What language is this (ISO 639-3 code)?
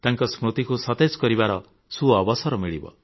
ori